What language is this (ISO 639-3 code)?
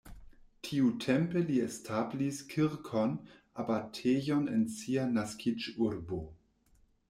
epo